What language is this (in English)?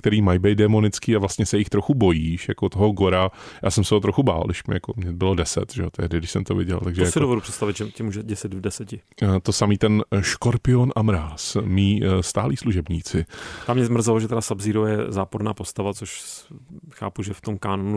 Czech